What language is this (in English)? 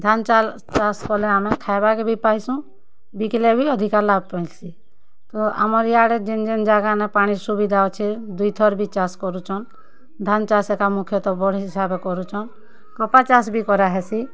Odia